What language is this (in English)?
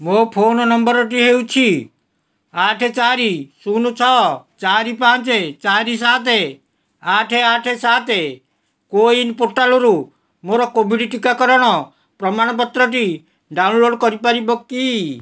Odia